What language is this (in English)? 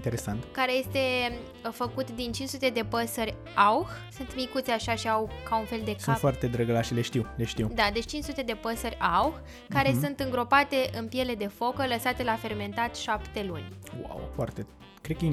Romanian